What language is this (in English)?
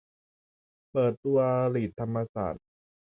Thai